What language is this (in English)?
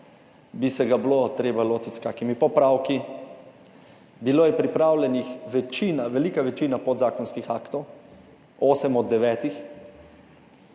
Slovenian